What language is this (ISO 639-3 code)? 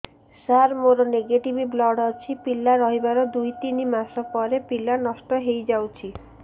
ori